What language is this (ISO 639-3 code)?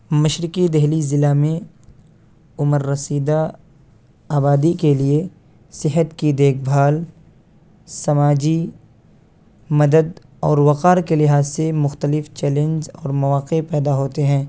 urd